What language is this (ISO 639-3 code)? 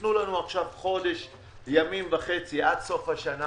heb